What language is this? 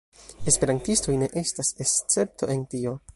Esperanto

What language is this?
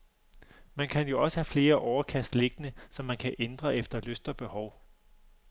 Danish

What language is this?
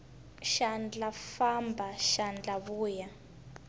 Tsonga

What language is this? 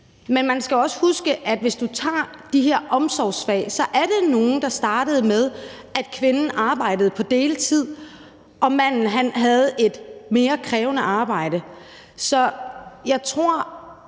Danish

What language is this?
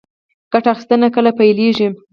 Pashto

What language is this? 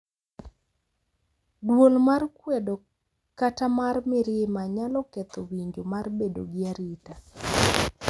Luo (Kenya and Tanzania)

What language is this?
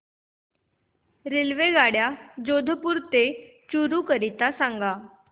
Marathi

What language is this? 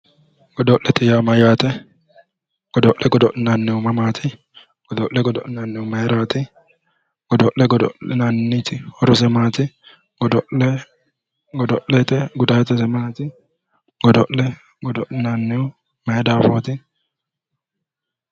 Sidamo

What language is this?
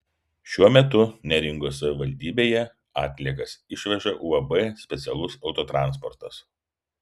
Lithuanian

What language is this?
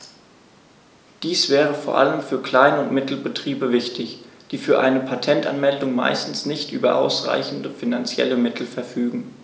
German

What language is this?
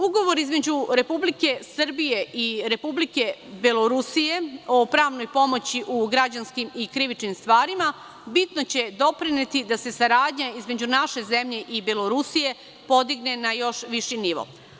Serbian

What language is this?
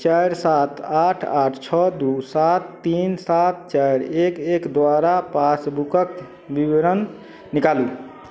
Maithili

